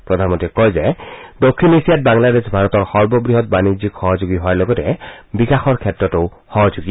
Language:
Assamese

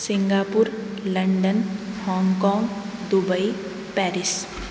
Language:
Sanskrit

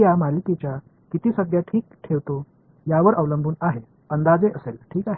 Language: Marathi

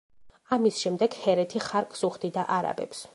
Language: Georgian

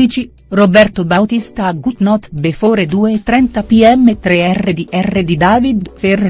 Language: Italian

